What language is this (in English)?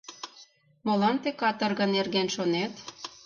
Mari